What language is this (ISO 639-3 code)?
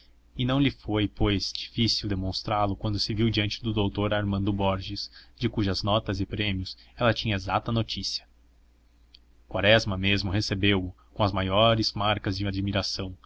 por